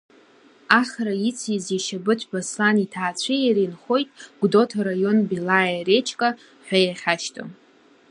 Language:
Abkhazian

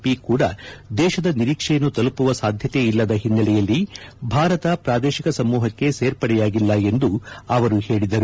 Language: Kannada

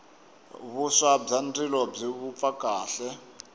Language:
Tsonga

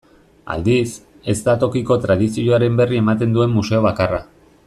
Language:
Basque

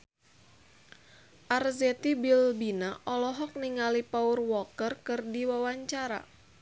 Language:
Sundanese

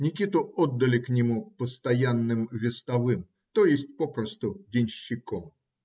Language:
Russian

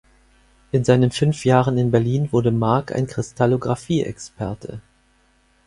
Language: German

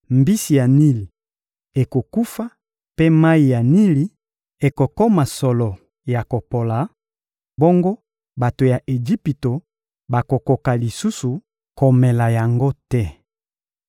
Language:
Lingala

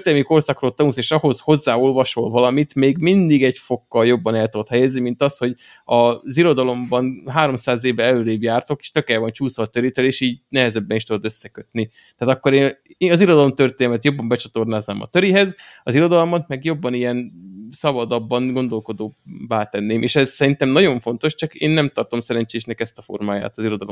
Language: Hungarian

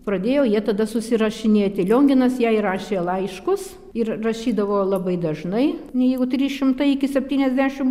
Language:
Lithuanian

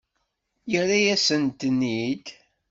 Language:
Kabyle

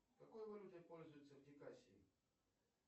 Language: Russian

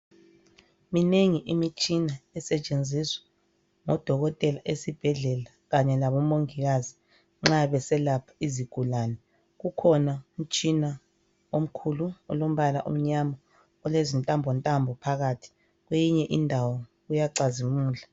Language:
North Ndebele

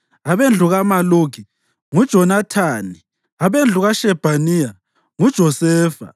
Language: North Ndebele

